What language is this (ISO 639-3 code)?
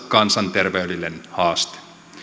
fin